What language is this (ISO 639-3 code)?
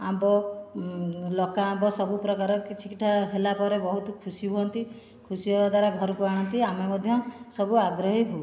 ori